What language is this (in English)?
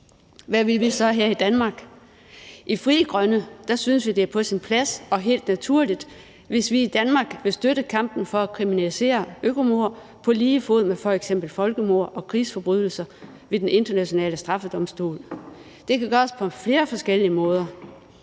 Danish